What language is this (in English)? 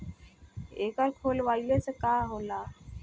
Bhojpuri